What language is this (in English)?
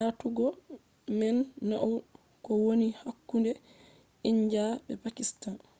Fula